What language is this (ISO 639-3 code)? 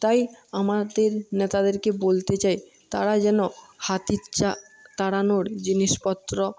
ben